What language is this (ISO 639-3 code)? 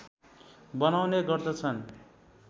nep